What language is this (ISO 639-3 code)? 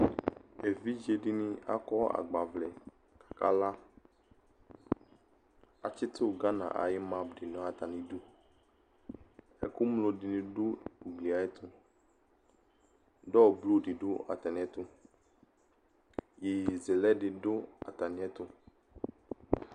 kpo